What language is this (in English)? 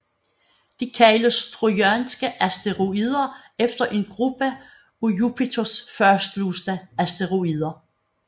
Danish